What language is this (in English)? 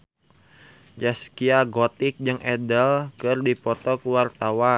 Sundanese